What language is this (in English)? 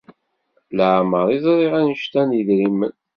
Kabyle